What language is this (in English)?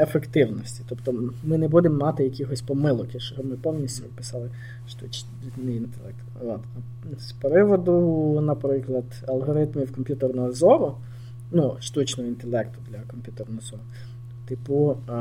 Ukrainian